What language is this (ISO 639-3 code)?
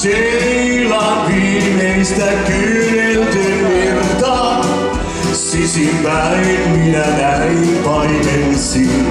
fin